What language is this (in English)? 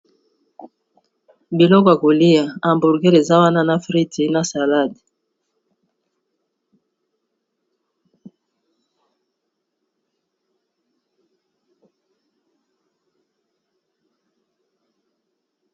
Lingala